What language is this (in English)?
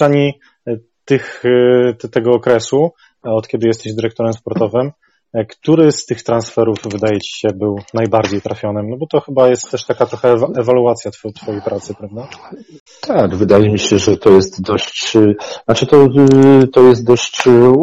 Polish